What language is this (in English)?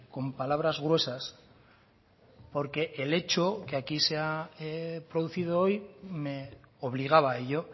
Spanish